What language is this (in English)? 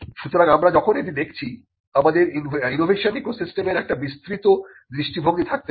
Bangla